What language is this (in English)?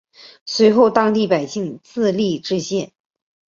Chinese